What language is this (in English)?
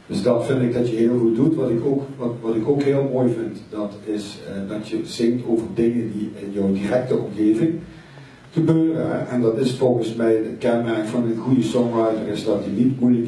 Dutch